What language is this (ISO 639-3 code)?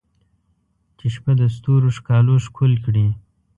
pus